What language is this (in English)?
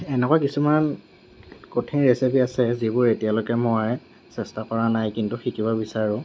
Assamese